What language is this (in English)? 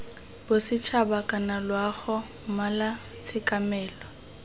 Tswana